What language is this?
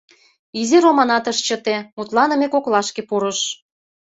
Mari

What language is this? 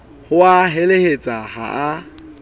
Southern Sotho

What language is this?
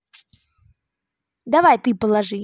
Russian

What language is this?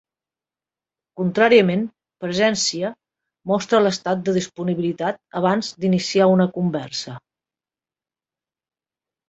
Catalan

